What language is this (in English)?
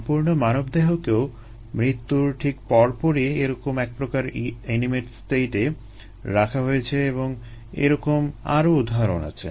Bangla